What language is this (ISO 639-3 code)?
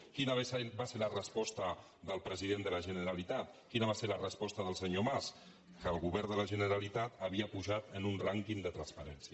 cat